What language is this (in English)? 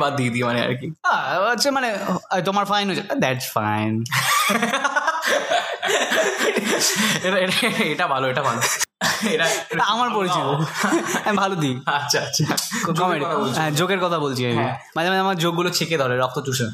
Bangla